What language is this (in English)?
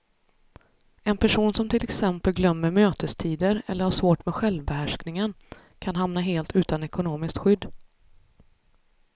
Swedish